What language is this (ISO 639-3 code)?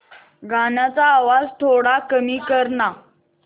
mar